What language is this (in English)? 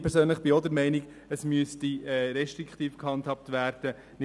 Swiss German